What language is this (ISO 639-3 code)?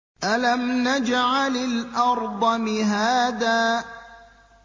ara